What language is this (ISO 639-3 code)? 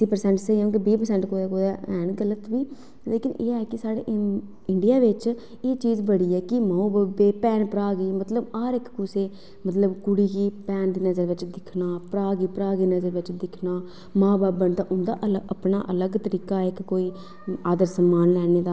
doi